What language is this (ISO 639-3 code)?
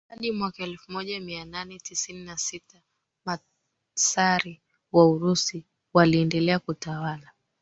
swa